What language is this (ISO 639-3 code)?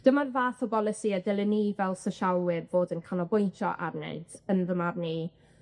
cym